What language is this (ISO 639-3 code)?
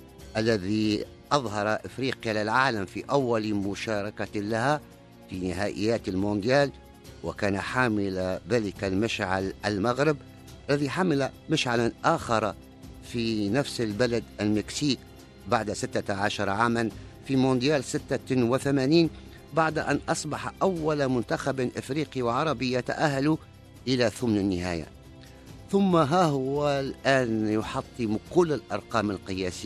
ara